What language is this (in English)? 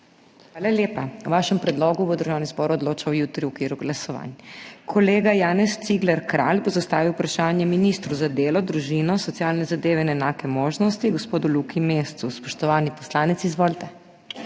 Slovenian